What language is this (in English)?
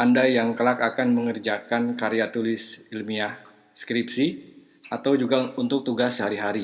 Indonesian